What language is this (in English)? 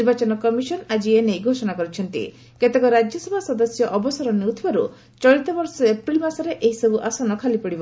Odia